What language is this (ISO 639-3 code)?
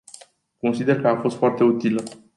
ron